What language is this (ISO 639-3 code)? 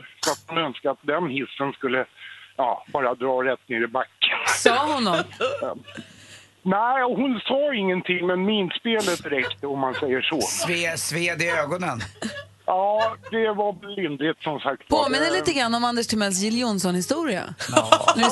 swe